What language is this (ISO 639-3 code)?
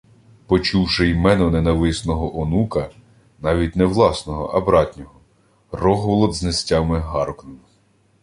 ukr